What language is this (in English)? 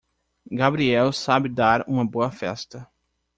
Portuguese